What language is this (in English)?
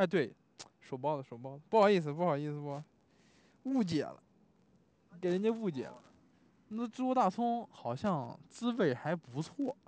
Chinese